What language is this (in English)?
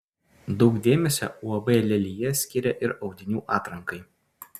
Lithuanian